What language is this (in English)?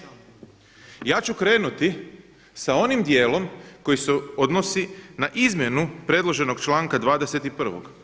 Croatian